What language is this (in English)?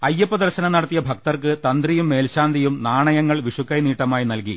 Malayalam